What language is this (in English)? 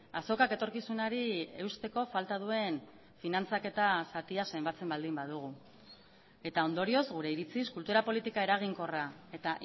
Basque